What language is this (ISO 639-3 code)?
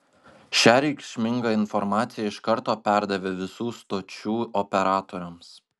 lit